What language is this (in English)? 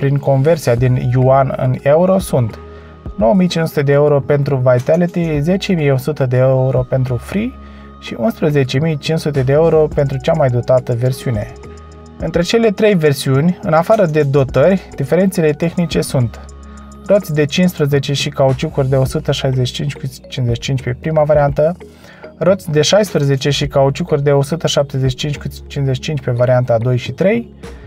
Romanian